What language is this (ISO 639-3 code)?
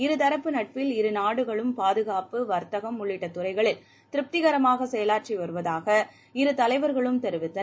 tam